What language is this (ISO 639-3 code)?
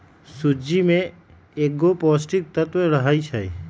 mag